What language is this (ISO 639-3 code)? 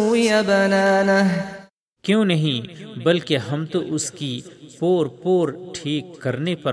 urd